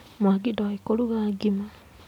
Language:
Kikuyu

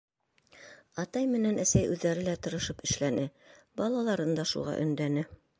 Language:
Bashkir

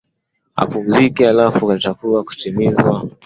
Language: Swahili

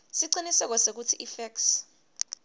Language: Swati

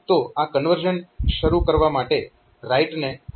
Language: Gujarati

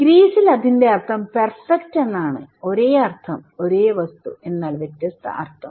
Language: Malayalam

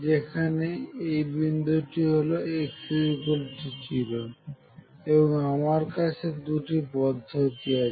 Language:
Bangla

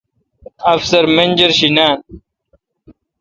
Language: Kalkoti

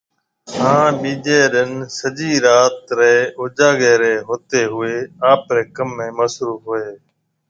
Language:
Marwari (Pakistan)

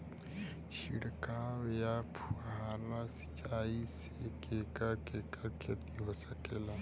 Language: Bhojpuri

